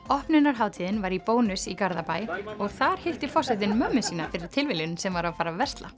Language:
Icelandic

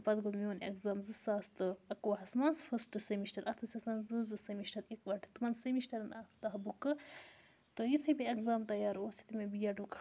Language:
Kashmiri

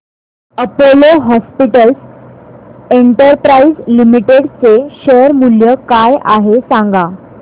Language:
Marathi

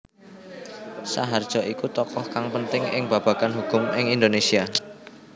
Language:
Javanese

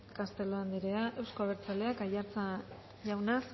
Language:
Basque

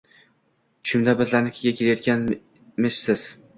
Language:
Uzbek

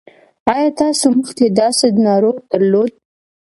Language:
Pashto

